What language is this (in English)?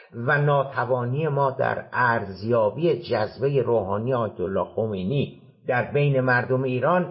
Persian